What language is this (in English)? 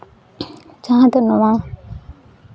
Santali